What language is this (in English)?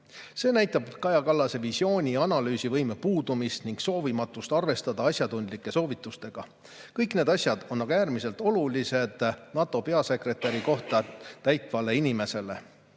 Estonian